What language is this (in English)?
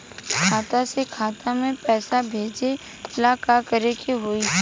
Bhojpuri